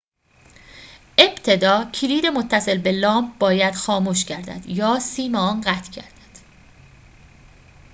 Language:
Persian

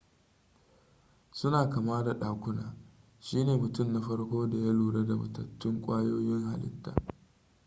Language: Hausa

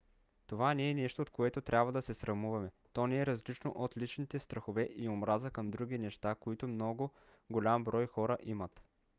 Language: Bulgarian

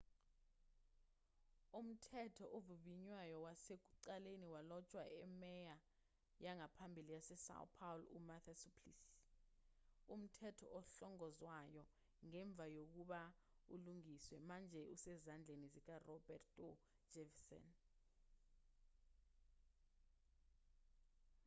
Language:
Zulu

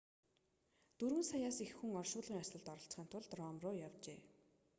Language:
Mongolian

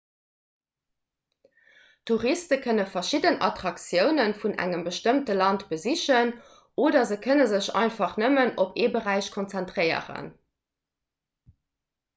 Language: Luxembourgish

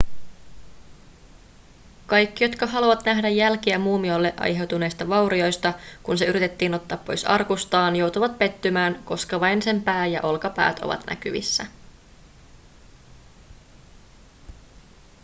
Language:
Finnish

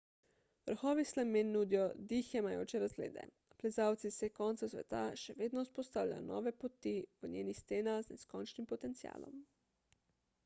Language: Slovenian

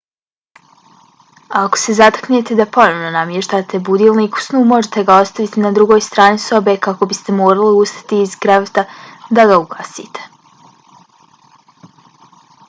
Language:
Bosnian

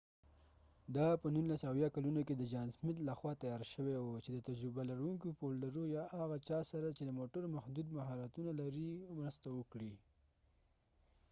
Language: Pashto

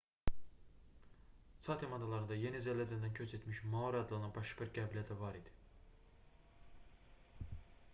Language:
Azerbaijani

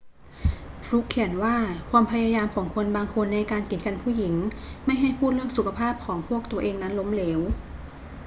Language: Thai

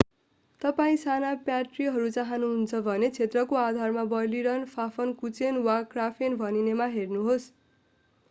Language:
Nepali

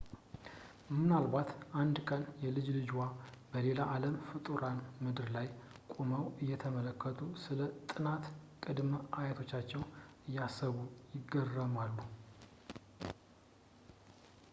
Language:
Amharic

